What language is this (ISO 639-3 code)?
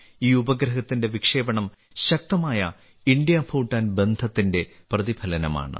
mal